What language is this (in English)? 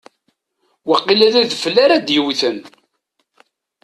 Kabyle